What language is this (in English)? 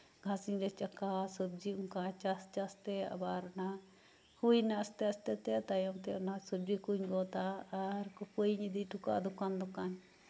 Santali